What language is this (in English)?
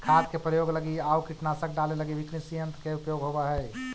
Magahi